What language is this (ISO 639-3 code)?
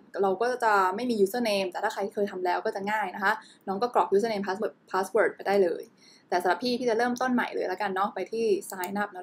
tha